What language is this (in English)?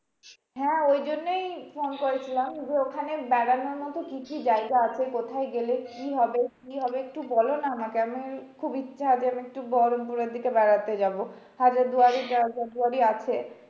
Bangla